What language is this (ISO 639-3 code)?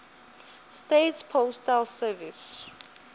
nso